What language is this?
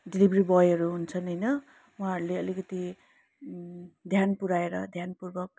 Nepali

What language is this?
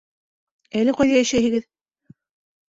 Bashkir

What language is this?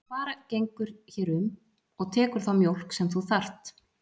Icelandic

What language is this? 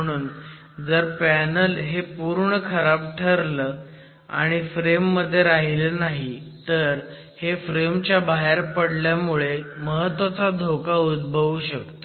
Marathi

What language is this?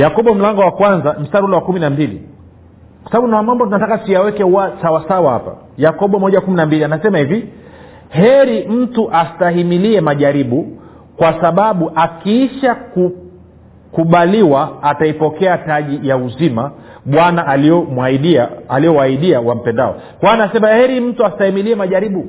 Swahili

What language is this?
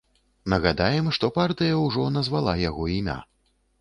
Belarusian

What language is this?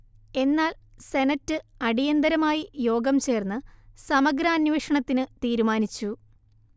Malayalam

